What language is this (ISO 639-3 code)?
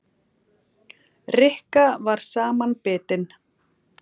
isl